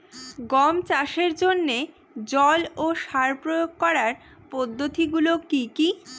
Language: Bangla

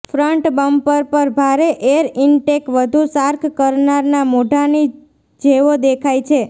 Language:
Gujarati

